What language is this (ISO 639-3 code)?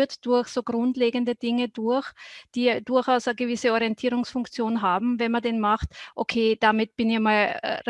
deu